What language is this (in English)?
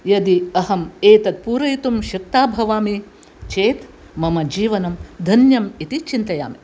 Sanskrit